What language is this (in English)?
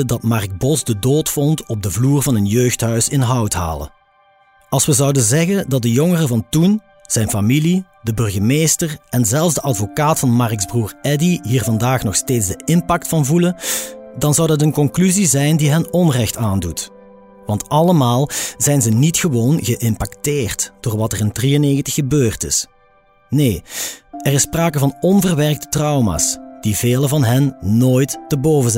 Dutch